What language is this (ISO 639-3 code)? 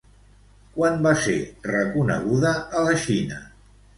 cat